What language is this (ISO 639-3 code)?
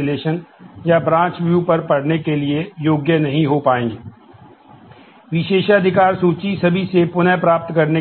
hin